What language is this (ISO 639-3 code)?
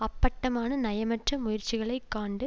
tam